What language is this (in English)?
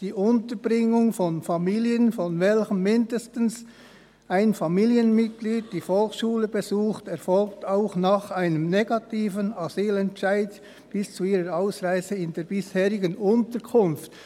Swiss German